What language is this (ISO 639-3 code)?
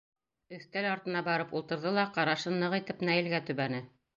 bak